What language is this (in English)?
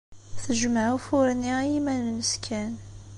Kabyle